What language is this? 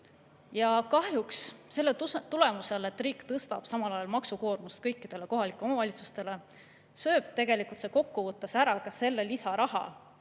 Estonian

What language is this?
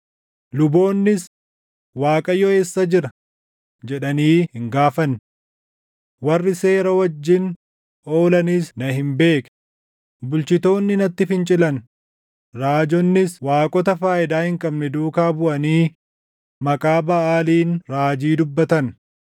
Oromo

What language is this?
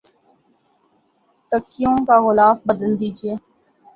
Urdu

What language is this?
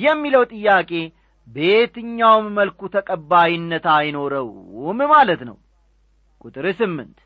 Amharic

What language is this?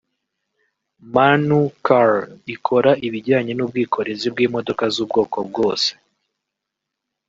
Kinyarwanda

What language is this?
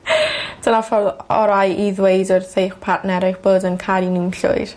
Welsh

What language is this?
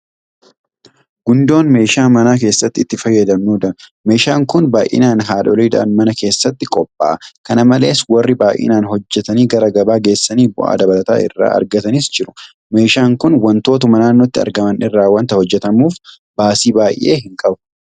Oromo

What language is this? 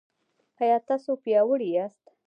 Pashto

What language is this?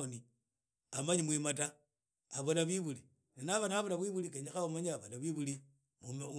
Idakho-Isukha-Tiriki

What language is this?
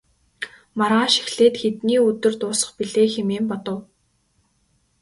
Mongolian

